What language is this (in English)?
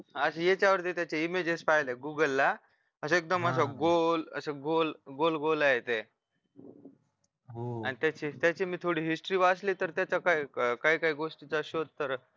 Marathi